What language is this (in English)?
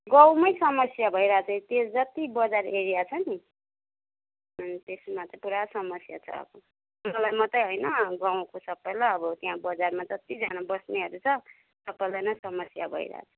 Nepali